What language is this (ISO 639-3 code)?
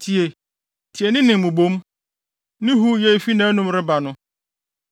aka